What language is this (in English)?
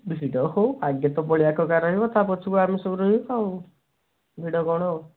Odia